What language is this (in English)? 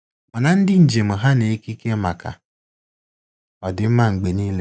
Igbo